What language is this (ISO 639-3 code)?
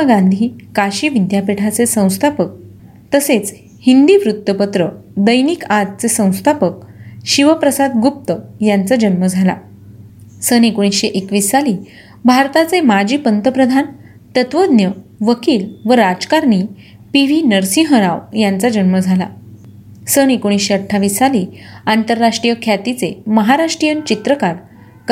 mar